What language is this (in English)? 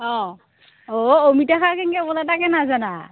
Assamese